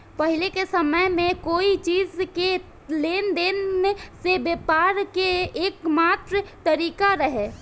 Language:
Bhojpuri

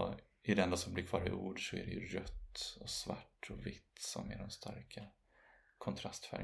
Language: Swedish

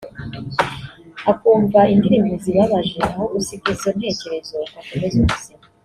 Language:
Kinyarwanda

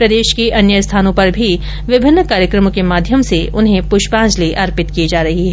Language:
Hindi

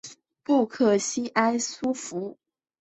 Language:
Chinese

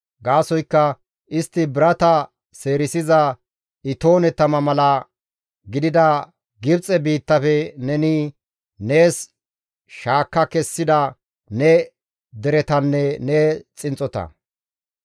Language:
Gamo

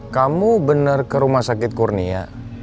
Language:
Indonesian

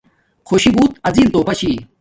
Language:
Domaaki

